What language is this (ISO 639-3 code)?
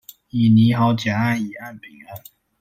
zho